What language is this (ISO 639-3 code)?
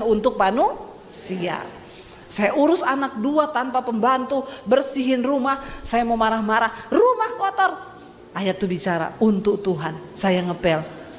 ind